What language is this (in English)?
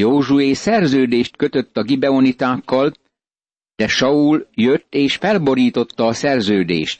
Hungarian